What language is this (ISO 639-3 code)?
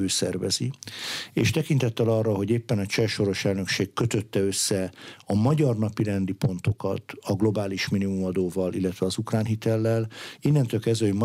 hun